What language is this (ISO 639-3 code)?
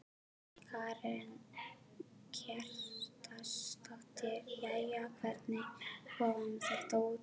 isl